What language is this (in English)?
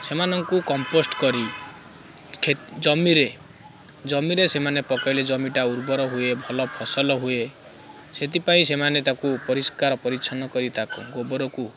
Odia